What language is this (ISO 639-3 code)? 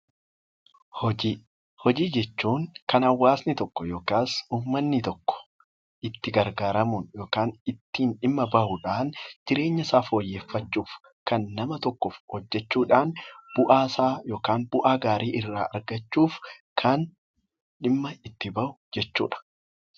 orm